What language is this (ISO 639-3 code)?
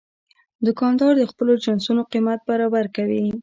pus